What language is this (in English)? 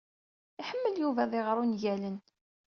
Kabyle